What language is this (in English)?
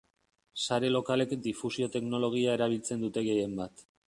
Basque